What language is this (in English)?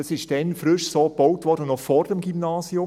Swiss German